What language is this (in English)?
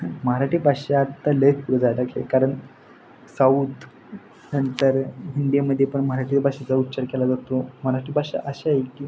Marathi